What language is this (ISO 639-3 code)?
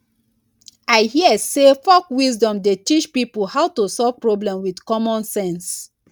pcm